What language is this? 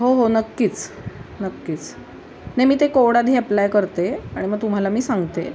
Marathi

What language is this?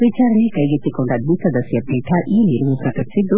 Kannada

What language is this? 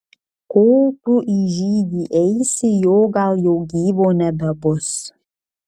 Lithuanian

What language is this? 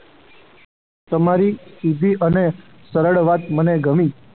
Gujarati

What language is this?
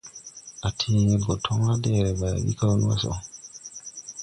Tupuri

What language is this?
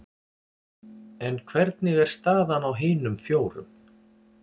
Icelandic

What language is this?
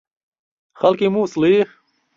Central Kurdish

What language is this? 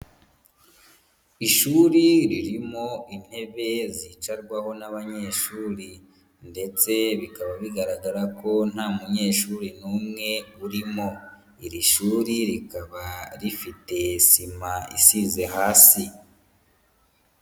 Kinyarwanda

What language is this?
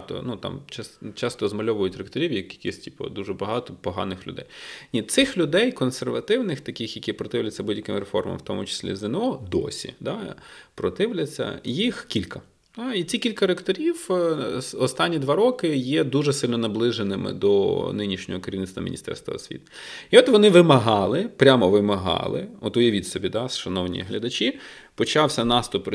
Ukrainian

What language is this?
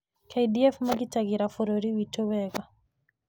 Kikuyu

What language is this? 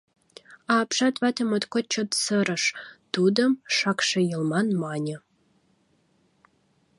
Mari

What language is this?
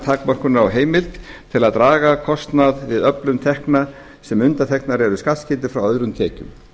Icelandic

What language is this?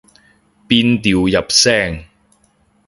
Cantonese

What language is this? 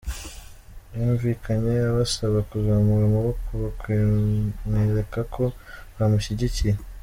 Kinyarwanda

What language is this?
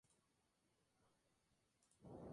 Spanish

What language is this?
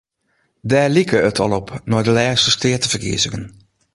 Western Frisian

